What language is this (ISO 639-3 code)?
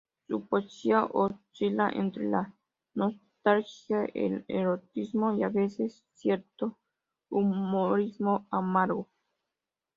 spa